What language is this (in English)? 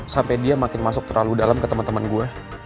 Indonesian